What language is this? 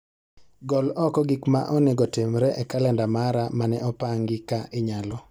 Luo (Kenya and Tanzania)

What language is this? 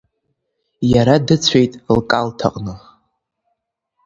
Abkhazian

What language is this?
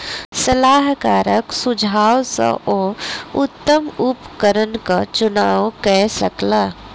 Maithili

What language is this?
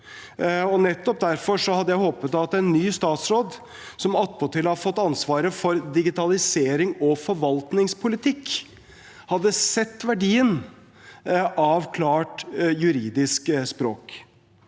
Norwegian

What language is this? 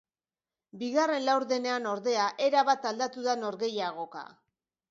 Basque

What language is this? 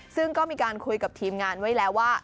Thai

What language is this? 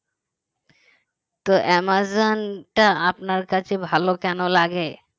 Bangla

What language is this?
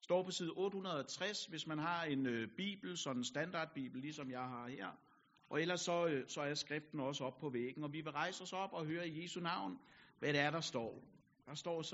Danish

